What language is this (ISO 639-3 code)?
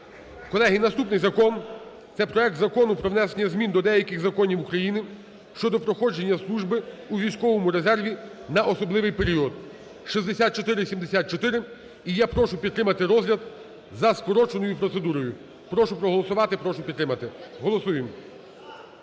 ukr